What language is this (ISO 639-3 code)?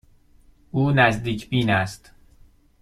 fas